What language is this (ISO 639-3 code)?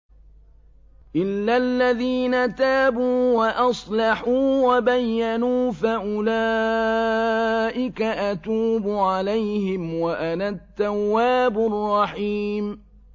ara